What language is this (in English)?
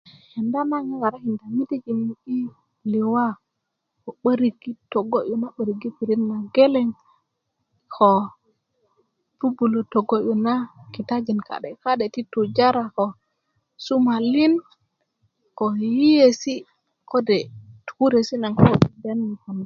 Kuku